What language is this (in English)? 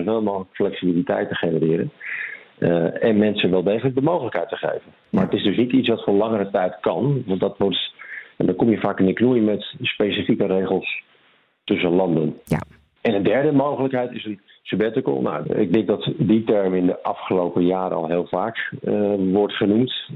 Dutch